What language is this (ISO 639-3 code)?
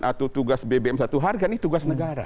ind